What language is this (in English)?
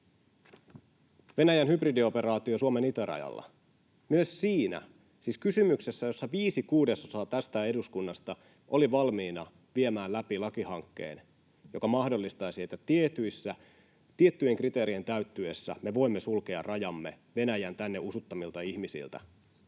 Finnish